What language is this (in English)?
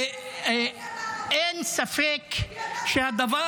Hebrew